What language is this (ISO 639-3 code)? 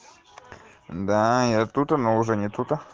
rus